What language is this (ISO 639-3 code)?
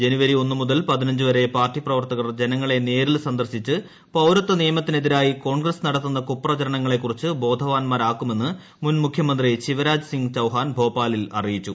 mal